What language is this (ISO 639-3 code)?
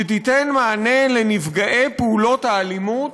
heb